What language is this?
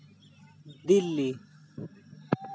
Santali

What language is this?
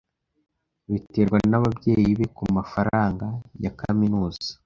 Kinyarwanda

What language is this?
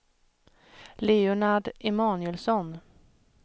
Swedish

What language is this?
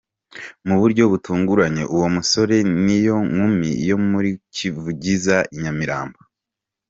Kinyarwanda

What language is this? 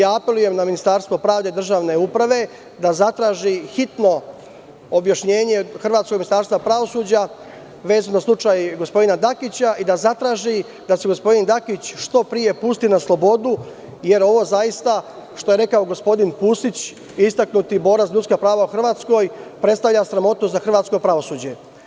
Serbian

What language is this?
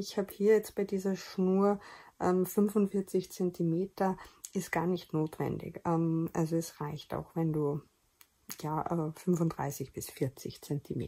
German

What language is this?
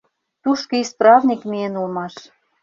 Mari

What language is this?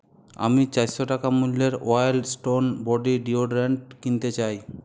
Bangla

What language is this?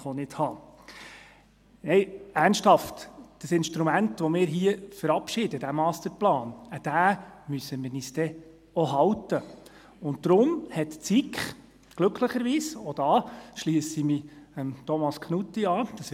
Swiss German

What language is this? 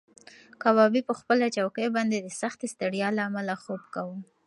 Pashto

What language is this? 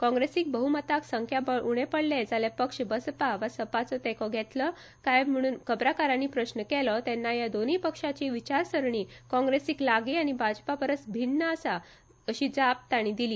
Konkani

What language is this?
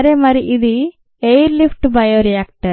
Telugu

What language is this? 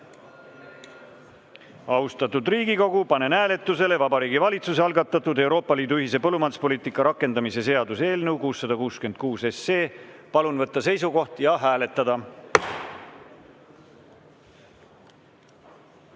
Estonian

